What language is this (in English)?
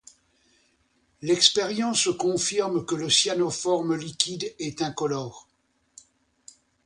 French